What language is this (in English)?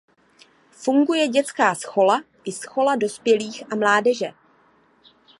Czech